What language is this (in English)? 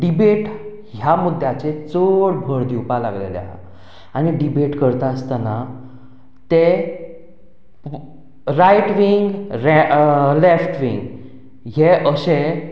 Konkani